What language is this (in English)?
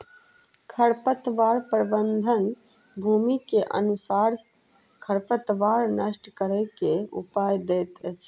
Maithili